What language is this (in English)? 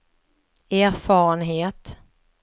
Swedish